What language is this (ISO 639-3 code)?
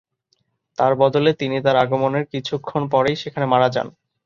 ben